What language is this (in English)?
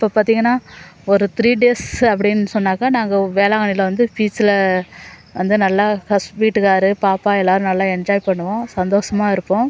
Tamil